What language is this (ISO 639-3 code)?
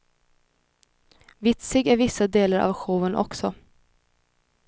swe